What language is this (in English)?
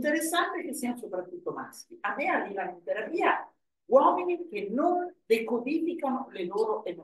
Italian